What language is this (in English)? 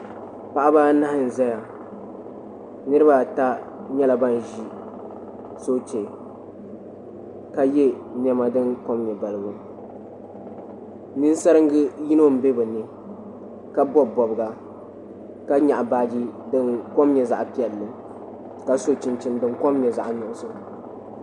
Dagbani